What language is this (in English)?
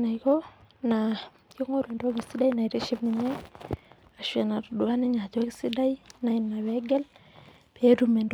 Masai